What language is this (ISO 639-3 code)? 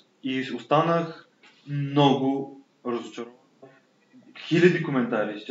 bul